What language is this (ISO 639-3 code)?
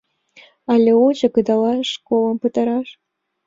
chm